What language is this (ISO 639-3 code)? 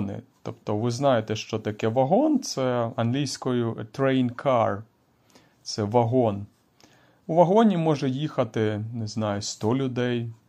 ukr